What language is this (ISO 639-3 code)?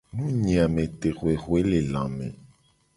gej